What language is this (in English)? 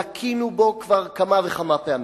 Hebrew